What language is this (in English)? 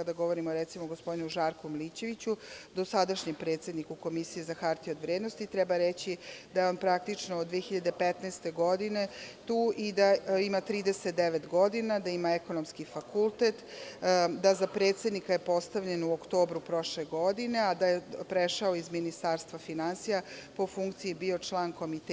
Serbian